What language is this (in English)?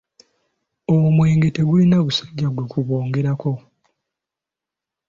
Ganda